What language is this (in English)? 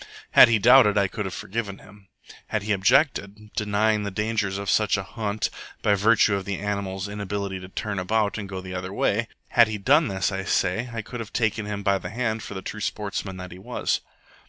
English